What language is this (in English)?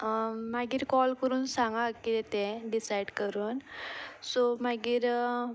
Konkani